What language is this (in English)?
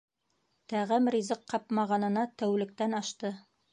Bashkir